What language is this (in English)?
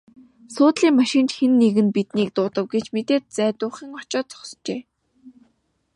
Mongolian